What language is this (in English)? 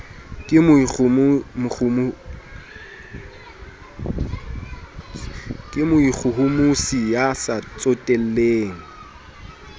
Southern Sotho